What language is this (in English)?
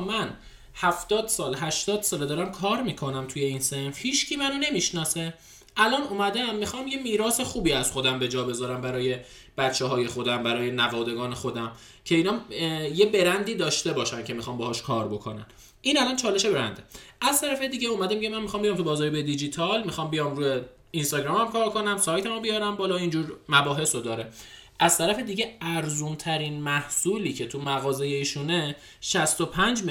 Persian